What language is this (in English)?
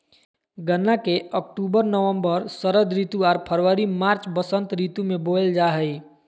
Magahi